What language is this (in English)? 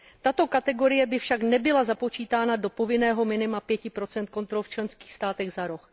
Czech